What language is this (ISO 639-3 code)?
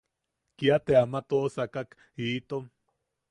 yaq